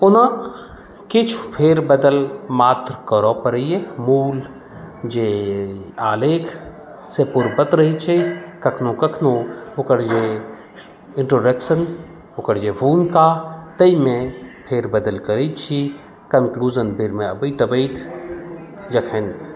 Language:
Maithili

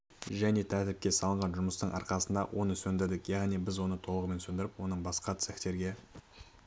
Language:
Kazakh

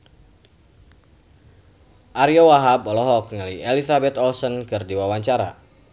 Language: Sundanese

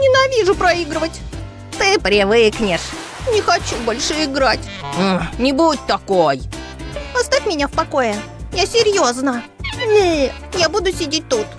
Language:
Russian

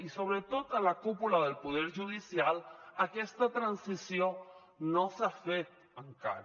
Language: Catalan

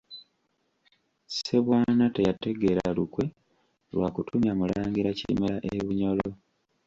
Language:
Ganda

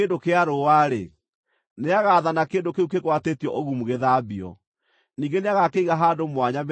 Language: Kikuyu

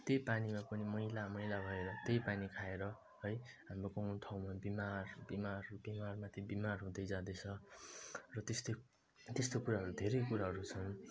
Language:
Nepali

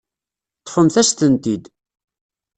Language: Kabyle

